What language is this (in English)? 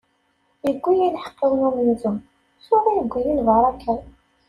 Kabyle